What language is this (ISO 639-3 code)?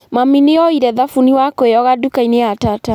kik